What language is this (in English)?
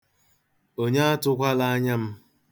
Igbo